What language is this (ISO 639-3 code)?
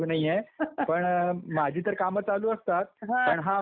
mar